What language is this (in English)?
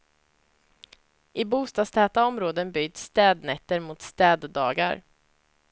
Swedish